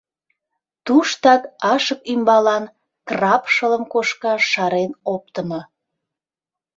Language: Mari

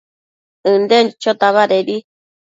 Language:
Matsés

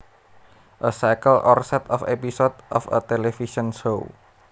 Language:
Javanese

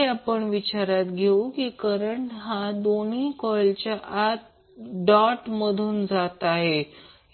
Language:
Marathi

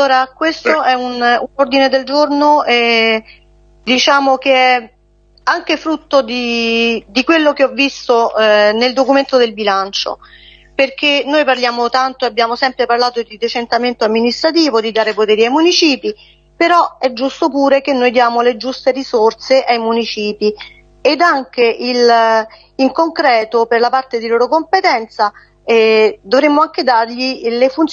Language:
Italian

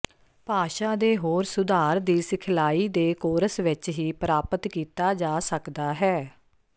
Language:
Punjabi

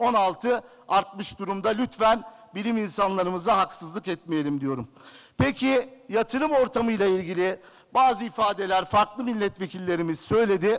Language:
Turkish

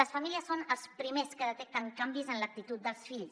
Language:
Catalan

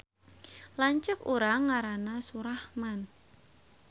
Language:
Sundanese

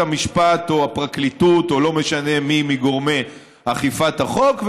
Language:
Hebrew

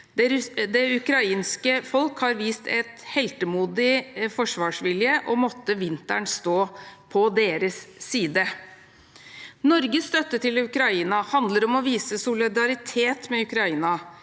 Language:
Norwegian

